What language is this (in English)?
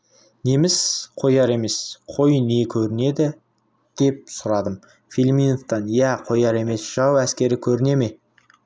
Kazakh